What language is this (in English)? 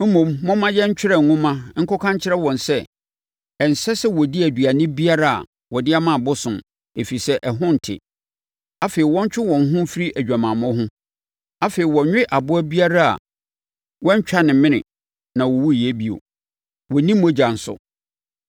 Akan